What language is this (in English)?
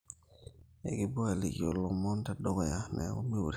Masai